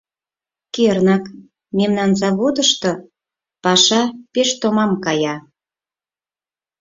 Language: Mari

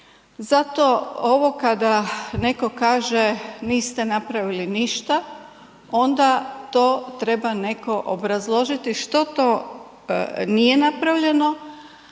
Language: Croatian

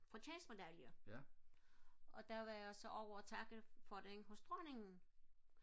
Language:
Danish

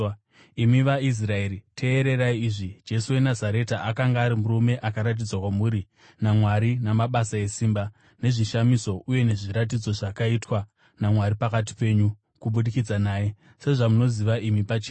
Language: Shona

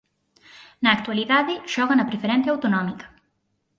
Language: Galician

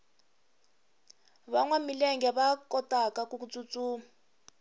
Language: Tsonga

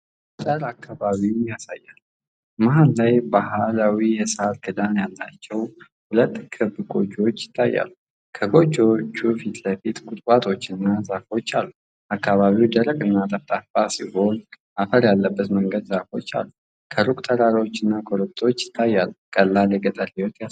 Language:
Amharic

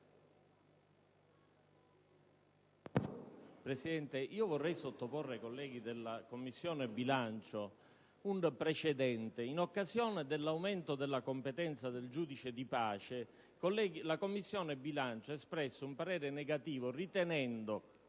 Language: Italian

